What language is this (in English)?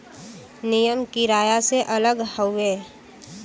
Bhojpuri